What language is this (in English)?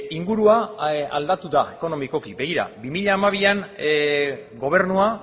Basque